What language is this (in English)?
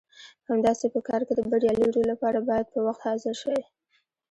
Pashto